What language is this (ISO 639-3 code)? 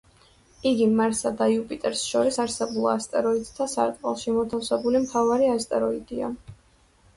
kat